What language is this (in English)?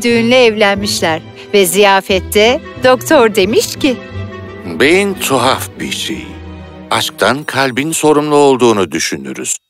Turkish